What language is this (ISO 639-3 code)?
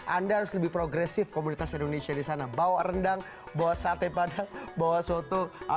ind